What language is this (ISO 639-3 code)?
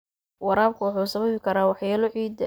som